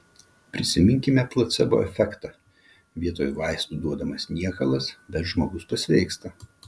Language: Lithuanian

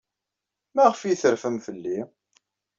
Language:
Kabyle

